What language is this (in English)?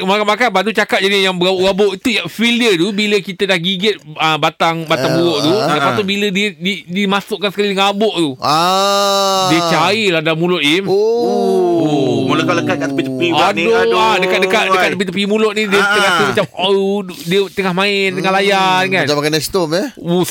Malay